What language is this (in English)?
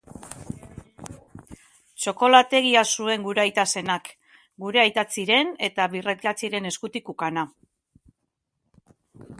Basque